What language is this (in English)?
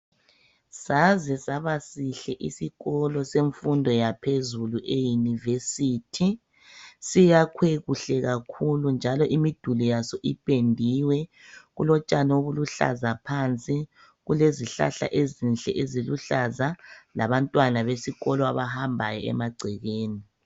North Ndebele